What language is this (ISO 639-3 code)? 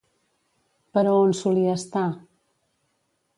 cat